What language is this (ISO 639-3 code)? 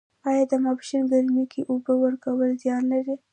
pus